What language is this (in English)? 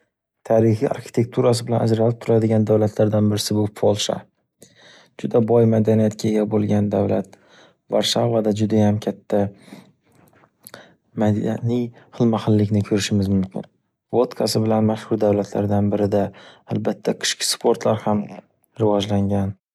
Uzbek